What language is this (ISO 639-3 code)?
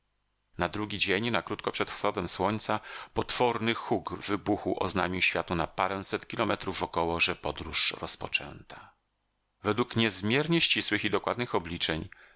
pol